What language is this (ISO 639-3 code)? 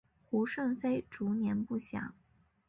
zho